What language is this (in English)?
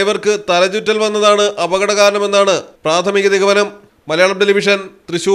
Turkish